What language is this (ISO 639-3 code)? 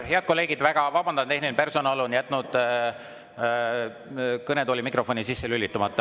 est